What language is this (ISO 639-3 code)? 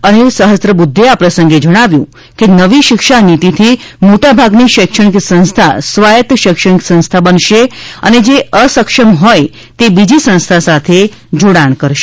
guj